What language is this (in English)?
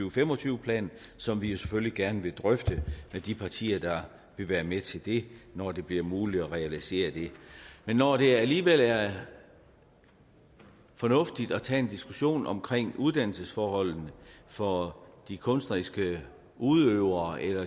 Danish